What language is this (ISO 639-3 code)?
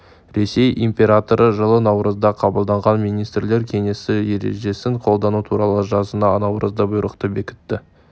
kaz